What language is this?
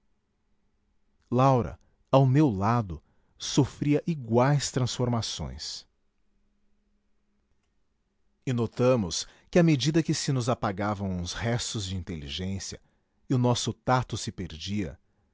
Portuguese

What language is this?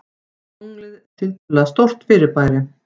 Icelandic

